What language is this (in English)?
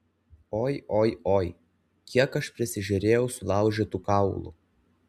Lithuanian